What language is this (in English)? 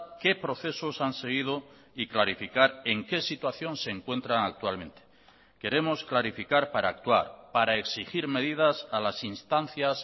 Spanish